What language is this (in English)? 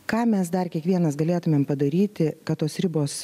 Lithuanian